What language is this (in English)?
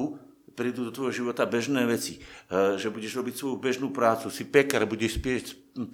Slovak